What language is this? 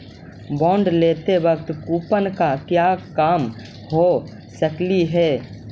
Magahi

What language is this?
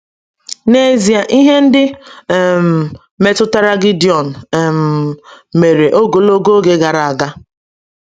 Igbo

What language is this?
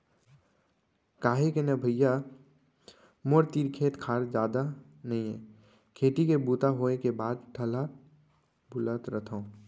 Chhattisgarhi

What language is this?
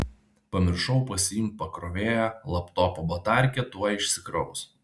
Lithuanian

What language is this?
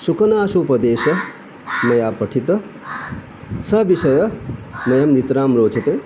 Sanskrit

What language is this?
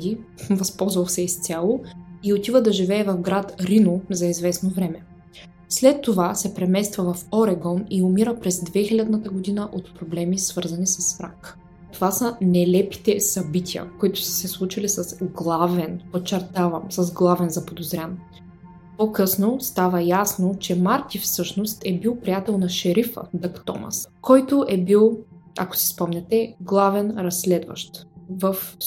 Bulgarian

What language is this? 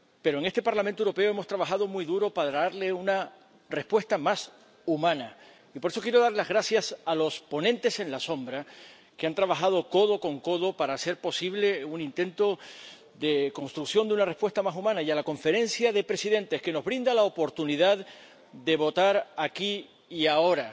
Spanish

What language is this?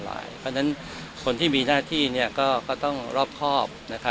Thai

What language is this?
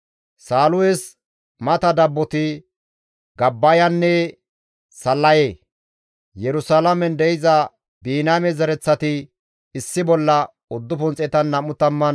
Gamo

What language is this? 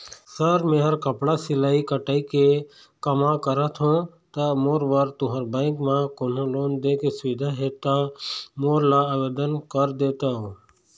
Chhattisgarhi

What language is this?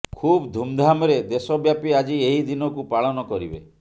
Odia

